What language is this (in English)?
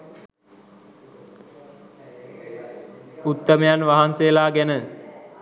Sinhala